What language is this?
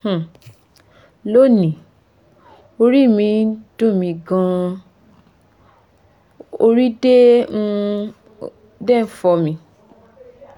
Yoruba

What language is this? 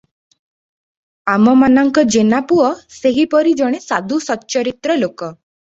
Odia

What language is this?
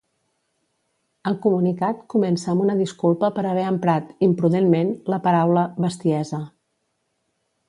Catalan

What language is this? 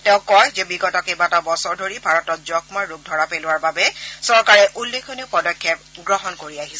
Assamese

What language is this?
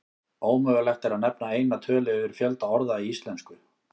Icelandic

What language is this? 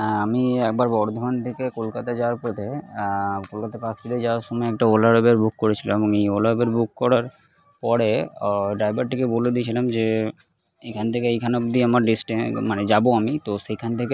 Bangla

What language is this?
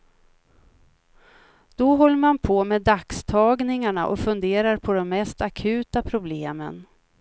Swedish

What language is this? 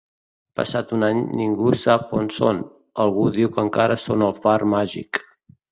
Catalan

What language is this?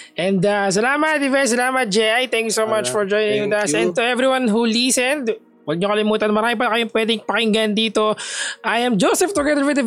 Filipino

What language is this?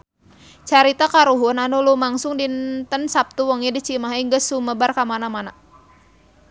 Sundanese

